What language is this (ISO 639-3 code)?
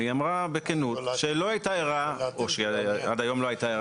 heb